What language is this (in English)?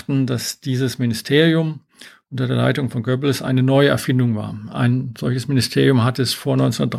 German